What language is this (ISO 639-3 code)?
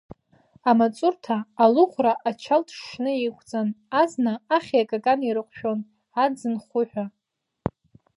abk